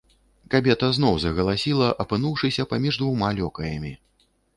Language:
Belarusian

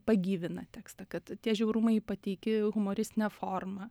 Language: Lithuanian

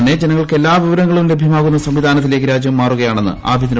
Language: Malayalam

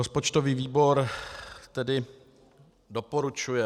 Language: Czech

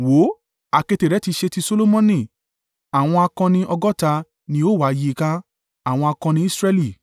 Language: Yoruba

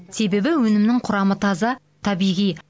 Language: Kazakh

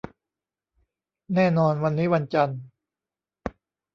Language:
Thai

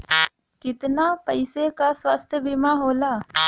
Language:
Bhojpuri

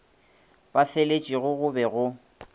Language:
Northern Sotho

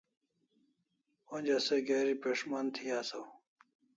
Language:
Kalasha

